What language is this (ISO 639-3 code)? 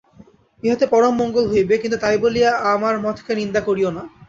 ben